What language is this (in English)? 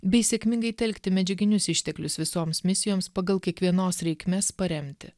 Lithuanian